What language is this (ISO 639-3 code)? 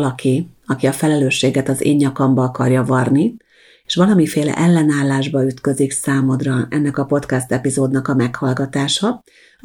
hun